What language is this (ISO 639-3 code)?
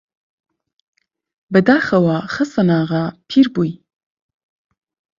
ckb